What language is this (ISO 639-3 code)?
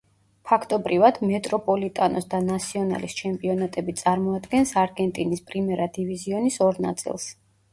kat